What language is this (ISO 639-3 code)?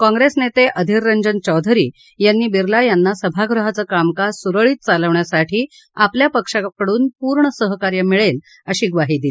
mar